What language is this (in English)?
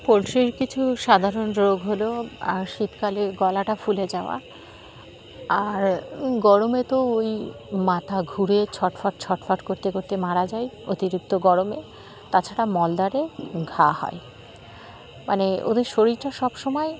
Bangla